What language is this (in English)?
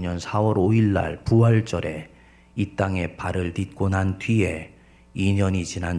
Korean